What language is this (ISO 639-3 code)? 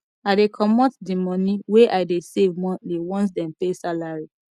pcm